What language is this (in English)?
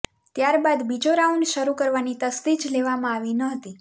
Gujarati